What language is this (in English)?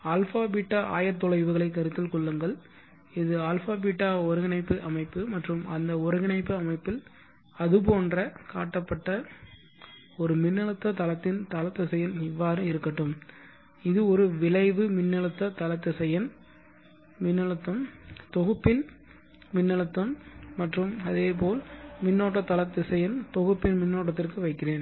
Tamil